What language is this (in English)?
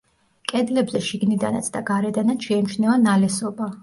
Georgian